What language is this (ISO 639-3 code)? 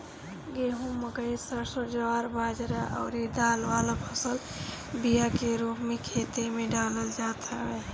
bho